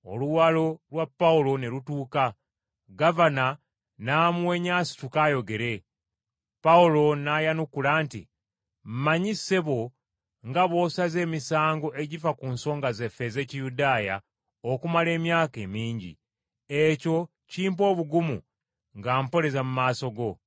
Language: Ganda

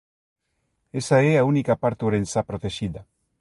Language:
Galician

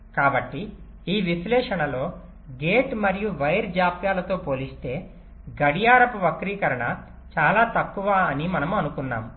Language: Telugu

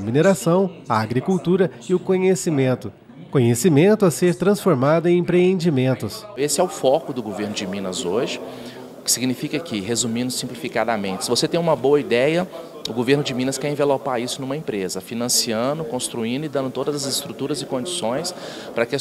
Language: Portuguese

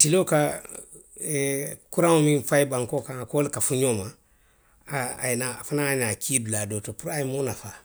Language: Western Maninkakan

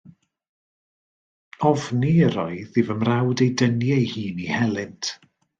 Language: Welsh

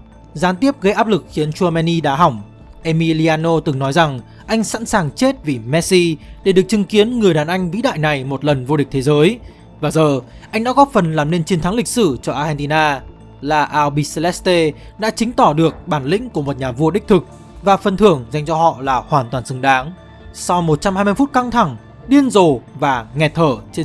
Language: Vietnamese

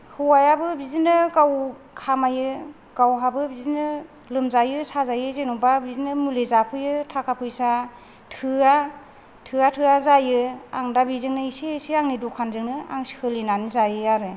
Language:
Bodo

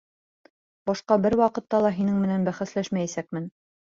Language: Bashkir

